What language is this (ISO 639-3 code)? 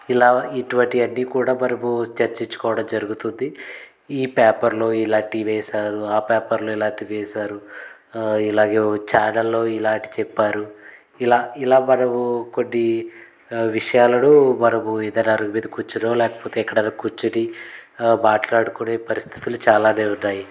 tel